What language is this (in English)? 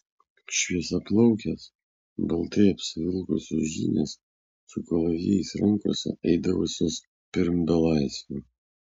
Lithuanian